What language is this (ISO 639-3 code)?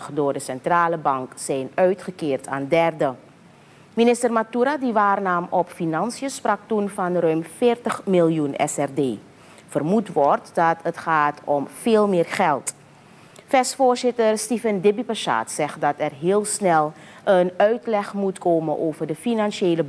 nld